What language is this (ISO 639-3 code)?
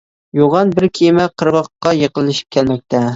uig